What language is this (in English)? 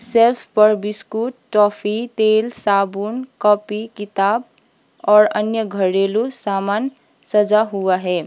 Hindi